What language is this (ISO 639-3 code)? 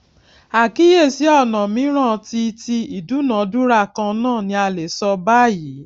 yor